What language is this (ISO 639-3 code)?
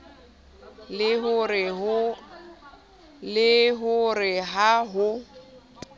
sot